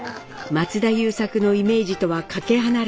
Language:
Japanese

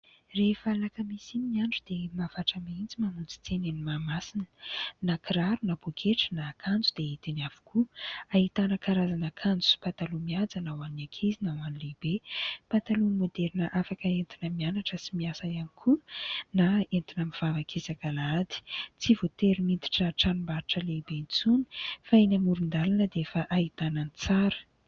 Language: Malagasy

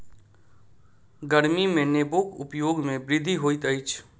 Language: Maithili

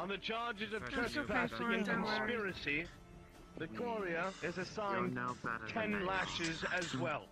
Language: English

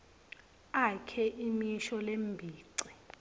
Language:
Swati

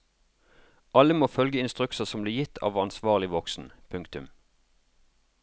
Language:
Norwegian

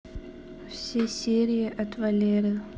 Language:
Russian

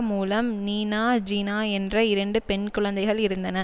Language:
Tamil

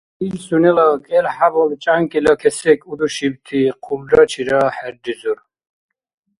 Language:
Dargwa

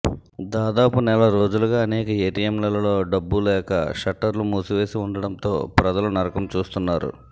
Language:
Telugu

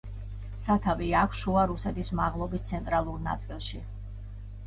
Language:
Georgian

